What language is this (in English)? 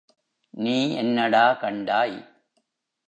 Tamil